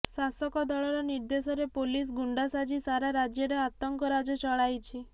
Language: Odia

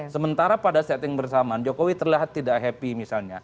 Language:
Indonesian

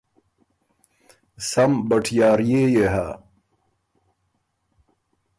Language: Ormuri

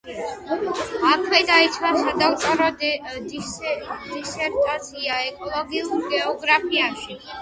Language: Georgian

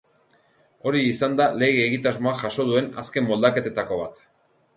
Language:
Basque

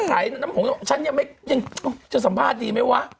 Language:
Thai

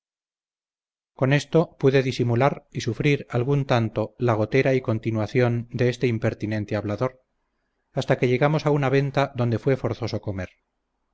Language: Spanish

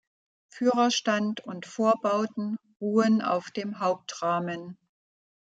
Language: German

